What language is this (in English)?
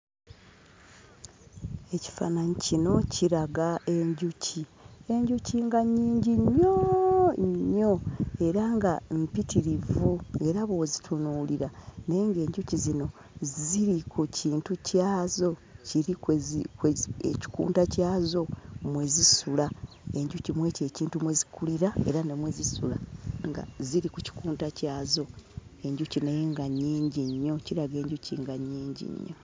Ganda